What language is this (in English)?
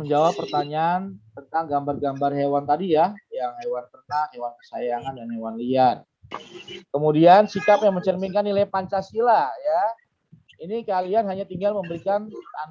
Indonesian